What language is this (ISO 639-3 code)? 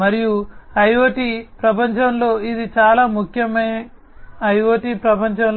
tel